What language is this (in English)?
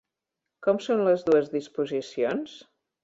Catalan